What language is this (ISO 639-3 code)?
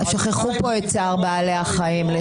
heb